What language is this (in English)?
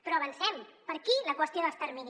Catalan